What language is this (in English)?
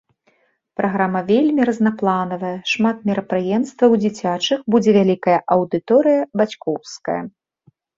Belarusian